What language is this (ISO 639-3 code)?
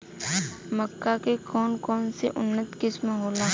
bho